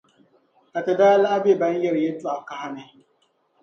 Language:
Dagbani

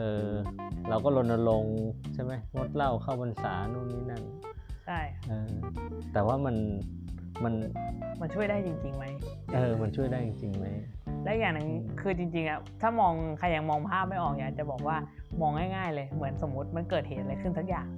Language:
Thai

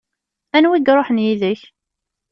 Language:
Kabyle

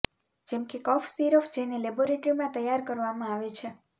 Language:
Gujarati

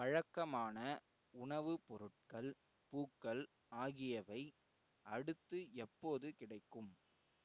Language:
Tamil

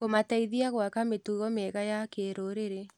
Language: Kikuyu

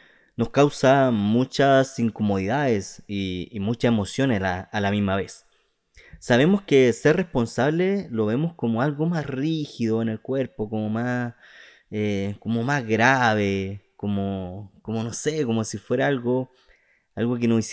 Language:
Spanish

